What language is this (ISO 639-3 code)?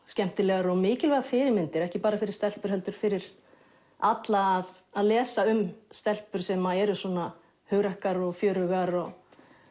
isl